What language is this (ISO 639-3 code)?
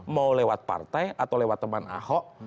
ind